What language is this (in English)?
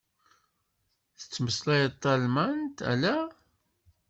Kabyle